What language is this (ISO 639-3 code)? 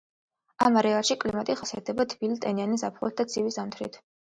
kat